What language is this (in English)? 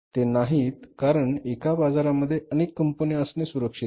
Marathi